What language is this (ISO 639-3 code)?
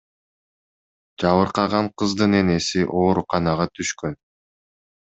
kir